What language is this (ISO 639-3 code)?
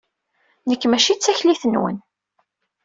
kab